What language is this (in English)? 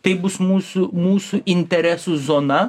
Lithuanian